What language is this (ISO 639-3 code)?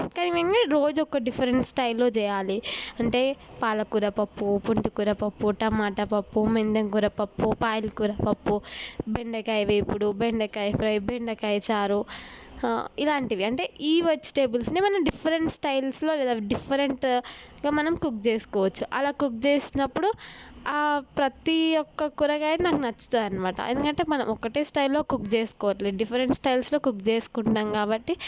tel